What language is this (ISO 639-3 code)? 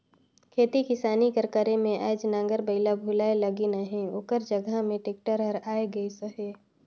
hne